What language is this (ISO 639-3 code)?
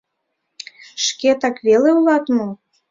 chm